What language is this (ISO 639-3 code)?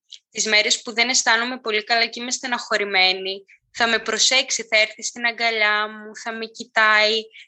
ell